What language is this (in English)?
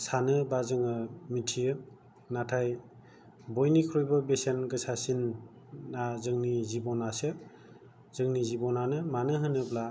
Bodo